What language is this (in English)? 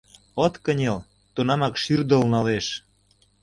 Mari